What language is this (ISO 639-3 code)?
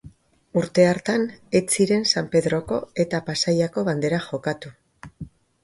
eus